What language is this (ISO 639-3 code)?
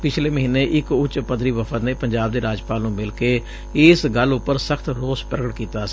pan